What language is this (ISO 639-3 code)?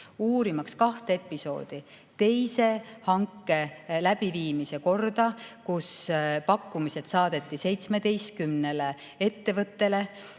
est